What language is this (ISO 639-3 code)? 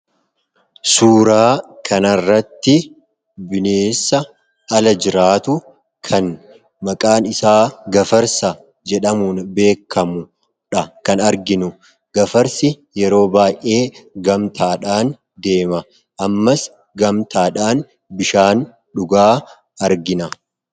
orm